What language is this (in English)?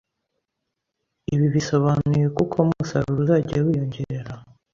Kinyarwanda